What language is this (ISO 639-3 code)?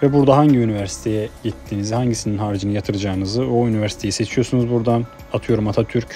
tur